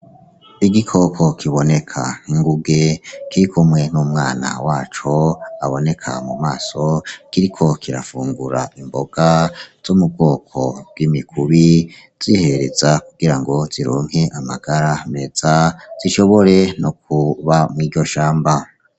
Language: Rundi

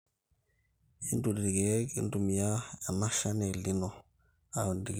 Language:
Masai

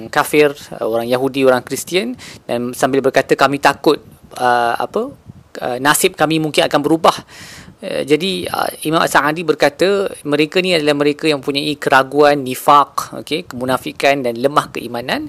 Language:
Malay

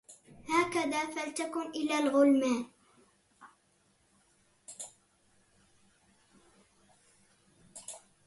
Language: Arabic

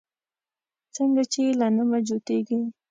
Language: Pashto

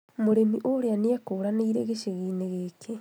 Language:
Kikuyu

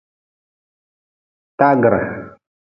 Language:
Nawdm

